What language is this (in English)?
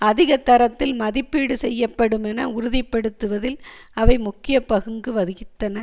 Tamil